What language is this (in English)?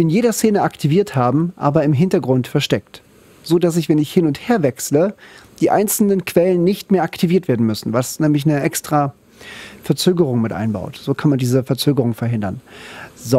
German